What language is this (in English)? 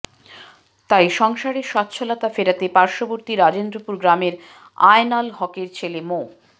Bangla